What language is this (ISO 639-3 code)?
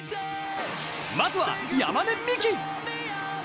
jpn